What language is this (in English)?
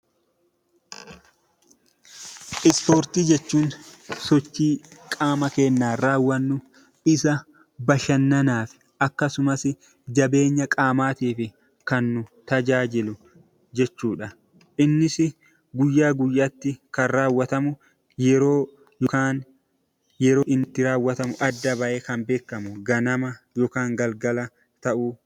Oromo